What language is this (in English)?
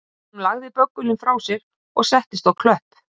Icelandic